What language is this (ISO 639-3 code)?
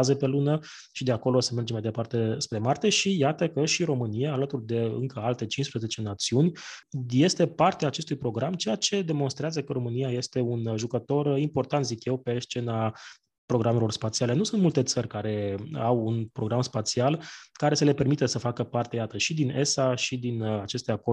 ron